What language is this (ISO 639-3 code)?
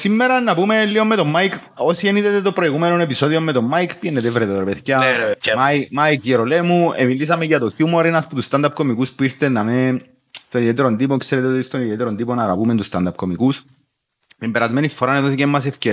ell